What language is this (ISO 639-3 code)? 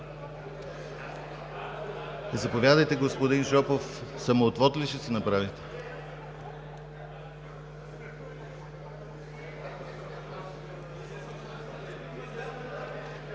bul